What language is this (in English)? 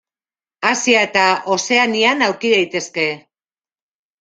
Basque